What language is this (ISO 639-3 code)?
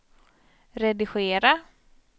swe